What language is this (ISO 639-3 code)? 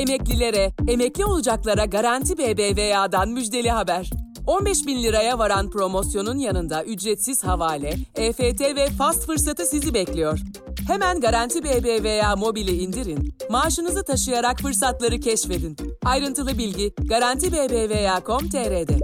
tur